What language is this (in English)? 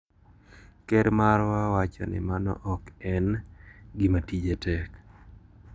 Luo (Kenya and Tanzania)